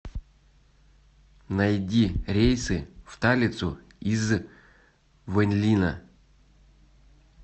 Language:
Russian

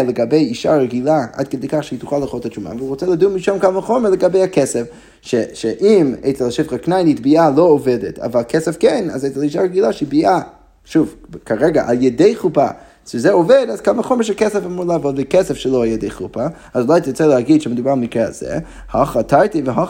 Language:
Hebrew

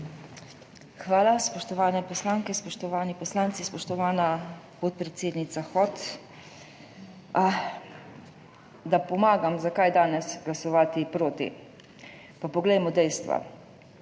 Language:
Slovenian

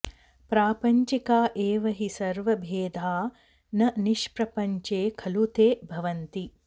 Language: Sanskrit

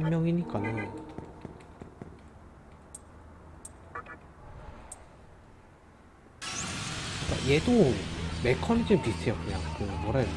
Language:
Korean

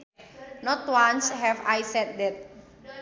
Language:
Sundanese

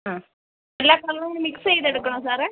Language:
Malayalam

